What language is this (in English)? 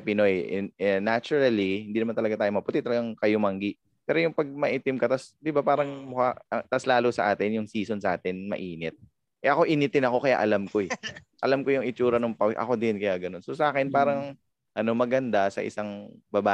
Filipino